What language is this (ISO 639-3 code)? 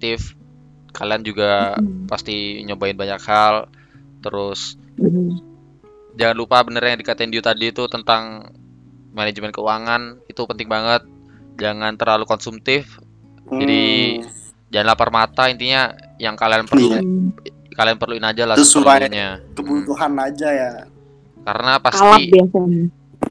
ind